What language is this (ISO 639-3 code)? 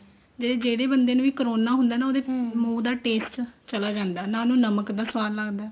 pan